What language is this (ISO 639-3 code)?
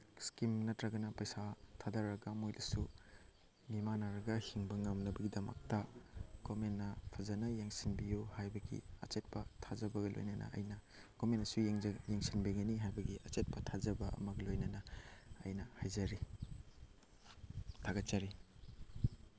mni